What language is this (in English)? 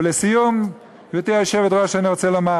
Hebrew